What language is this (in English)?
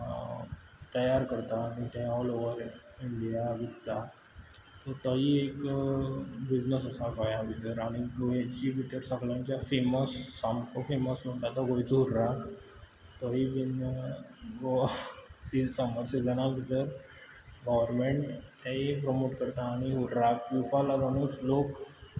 Konkani